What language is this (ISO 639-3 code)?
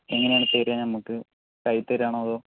mal